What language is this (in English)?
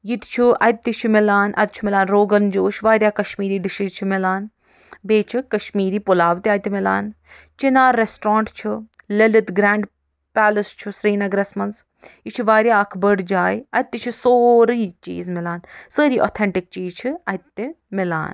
Kashmiri